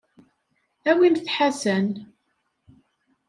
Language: Kabyle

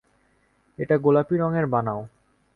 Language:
Bangla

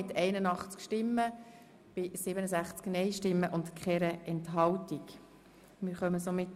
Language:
Swiss German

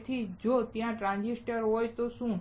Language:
Gujarati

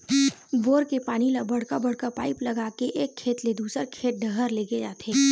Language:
Chhattisgarhi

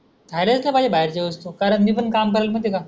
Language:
Marathi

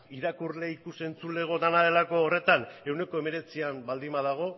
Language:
Basque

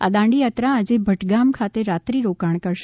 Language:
Gujarati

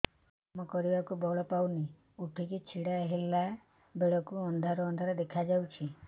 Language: Odia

